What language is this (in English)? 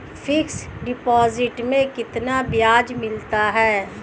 Hindi